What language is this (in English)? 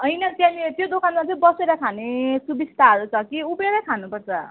Nepali